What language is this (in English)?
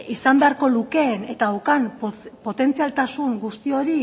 Basque